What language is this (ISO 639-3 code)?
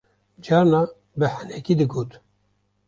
kur